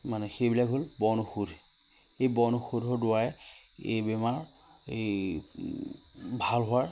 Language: Assamese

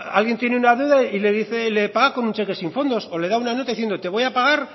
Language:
Spanish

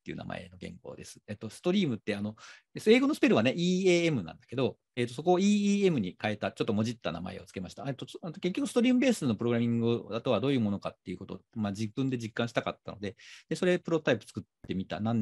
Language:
Japanese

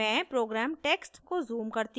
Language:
Hindi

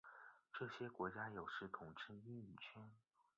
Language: Chinese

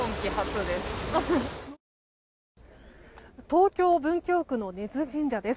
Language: Japanese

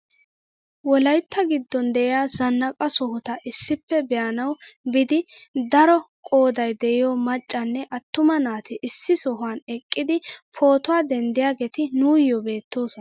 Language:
Wolaytta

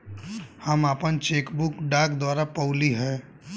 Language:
Bhojpuri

